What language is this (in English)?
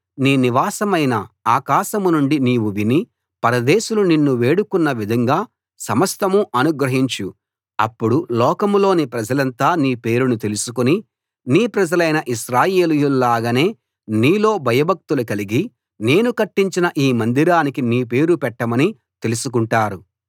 Telugu